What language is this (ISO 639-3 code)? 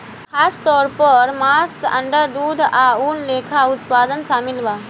bho